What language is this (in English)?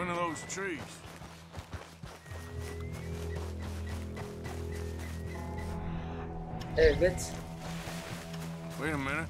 Turkish